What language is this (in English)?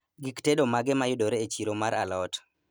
Luo (Kenya and Tanzania)